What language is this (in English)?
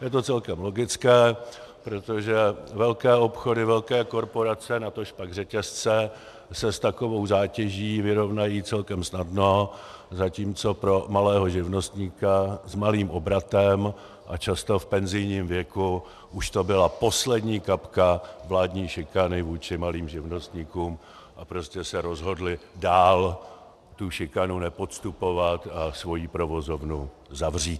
Czech